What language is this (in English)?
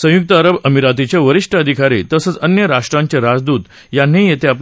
Marathi